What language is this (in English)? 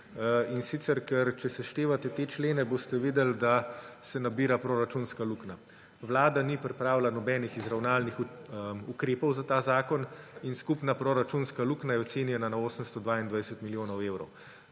Slovenian